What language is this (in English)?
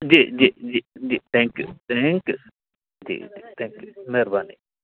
Sindhi